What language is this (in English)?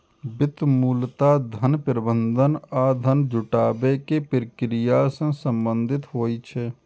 Maithili